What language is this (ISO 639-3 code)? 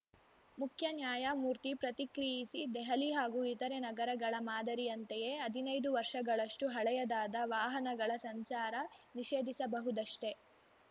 kan